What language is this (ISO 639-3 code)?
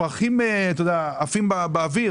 heb